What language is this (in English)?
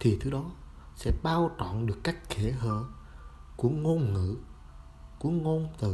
Vietnamese